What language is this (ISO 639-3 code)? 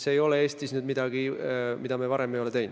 est